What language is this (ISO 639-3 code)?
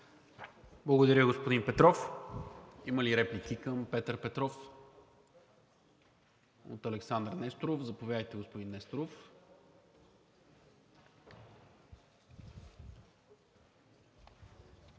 bul